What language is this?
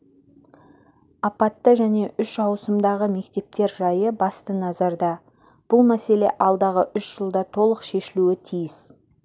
Kazakh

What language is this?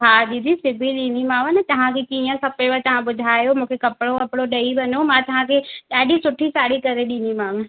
Sindhi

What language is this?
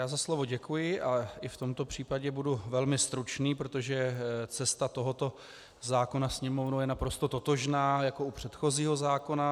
Czech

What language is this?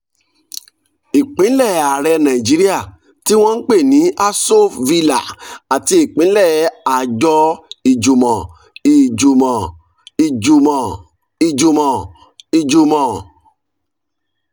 Yoruba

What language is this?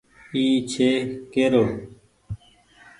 Goaria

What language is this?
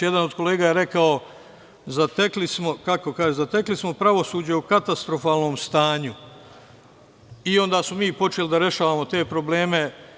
Serbian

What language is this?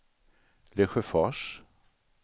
Swedish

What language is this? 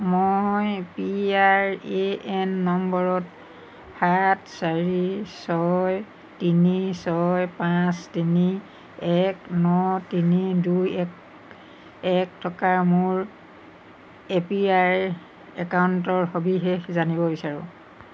Assamese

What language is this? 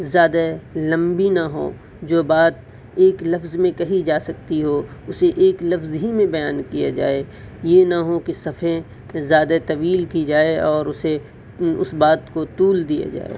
Urdu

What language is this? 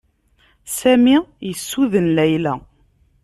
Kabyle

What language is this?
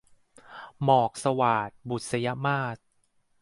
Thai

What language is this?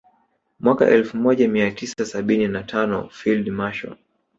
Swahili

